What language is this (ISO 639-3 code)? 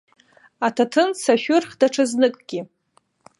abk